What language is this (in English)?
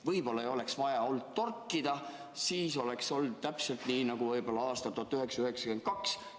Estonian